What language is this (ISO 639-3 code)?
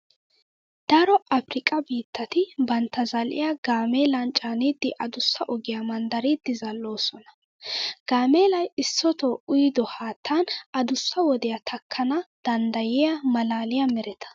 wal